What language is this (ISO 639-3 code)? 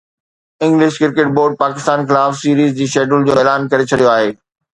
snd